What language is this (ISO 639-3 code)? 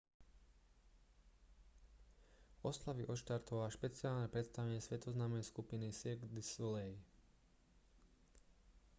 slk